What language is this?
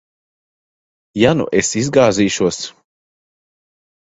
Latvian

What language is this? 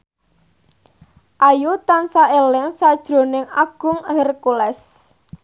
Javanese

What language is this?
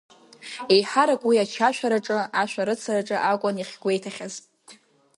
Abkhazian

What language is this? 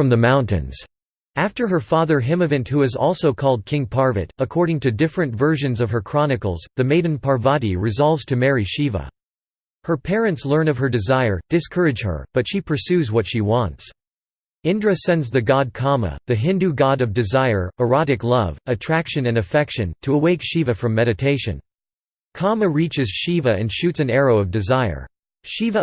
English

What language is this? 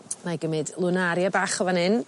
Welsh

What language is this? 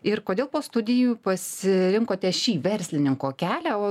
Lithuanian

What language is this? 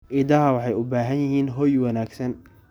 Somali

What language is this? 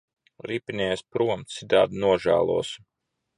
Latvian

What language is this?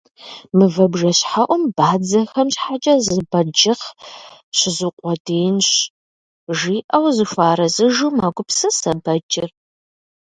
Kabardian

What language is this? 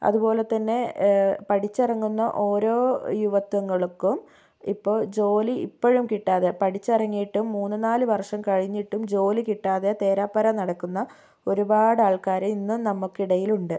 Malayalam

